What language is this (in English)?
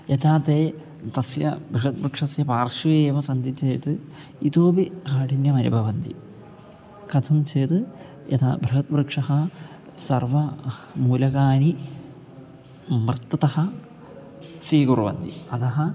Sanskrit